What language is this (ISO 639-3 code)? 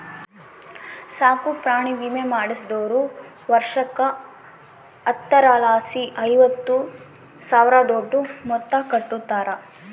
kan